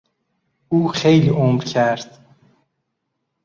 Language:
Persian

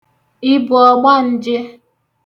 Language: Igbo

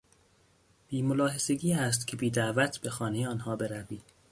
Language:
Persian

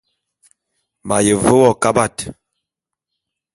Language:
Bulu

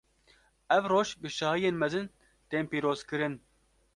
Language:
Kurdish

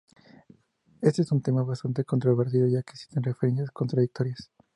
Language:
Spanish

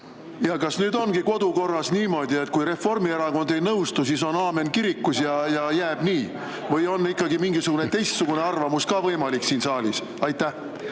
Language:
Estonian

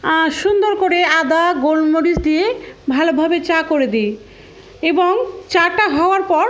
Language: Bangla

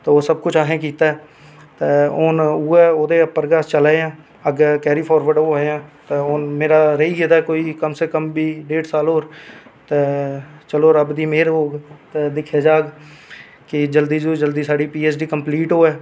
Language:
Dogri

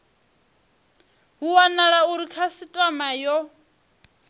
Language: Venda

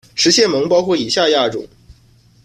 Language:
Chinese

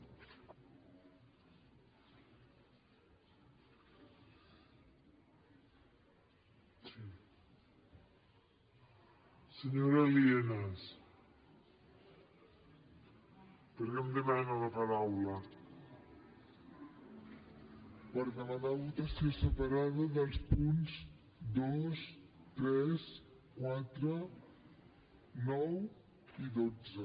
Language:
Catalan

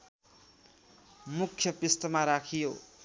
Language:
Nepali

